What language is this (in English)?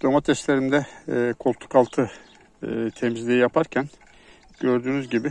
Turkish